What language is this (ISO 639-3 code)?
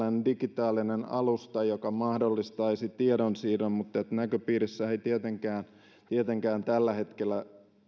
fin